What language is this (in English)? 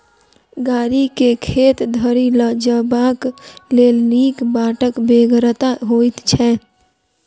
Maithili